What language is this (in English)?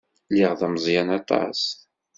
Kabyle